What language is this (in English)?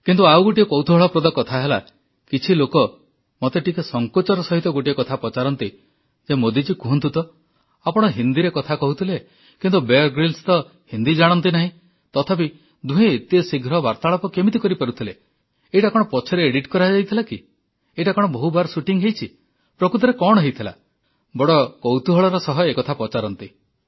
Odia